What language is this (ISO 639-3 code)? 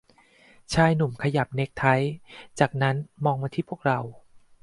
tha